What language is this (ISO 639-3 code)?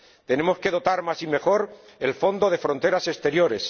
spa